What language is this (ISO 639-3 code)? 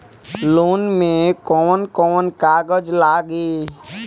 bho